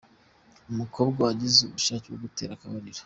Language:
Kinyarwanda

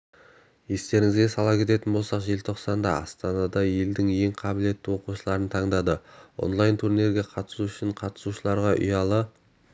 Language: Kazakh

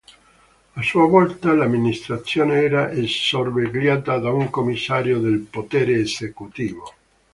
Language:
Italian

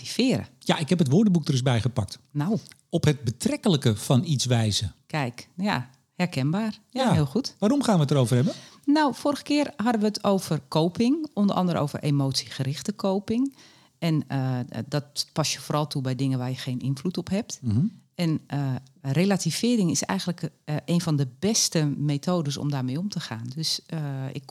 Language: Dutch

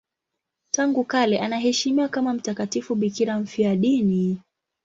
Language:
Swahili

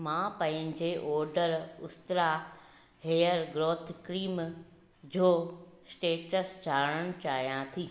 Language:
Sindhi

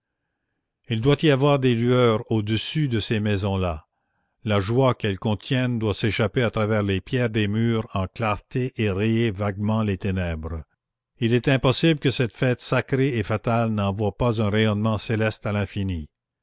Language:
French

